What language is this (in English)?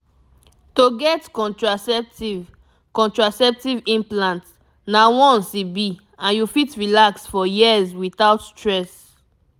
Nigerian Pidgin